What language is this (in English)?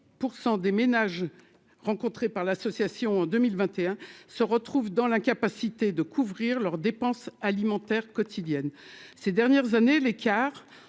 French